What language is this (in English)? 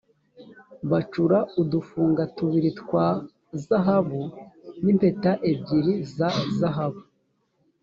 Kinyarwanda